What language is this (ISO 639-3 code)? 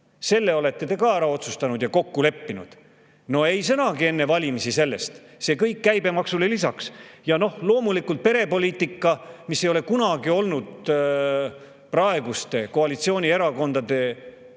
est